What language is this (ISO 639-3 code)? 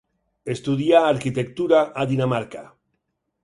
cat